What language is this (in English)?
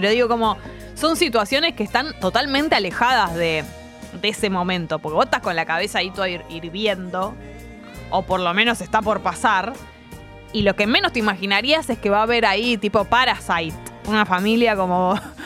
Spanish